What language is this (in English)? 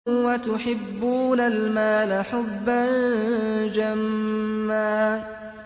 Arabic